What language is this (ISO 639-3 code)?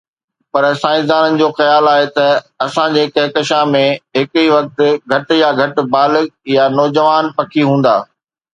snd